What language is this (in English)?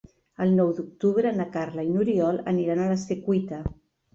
Catalan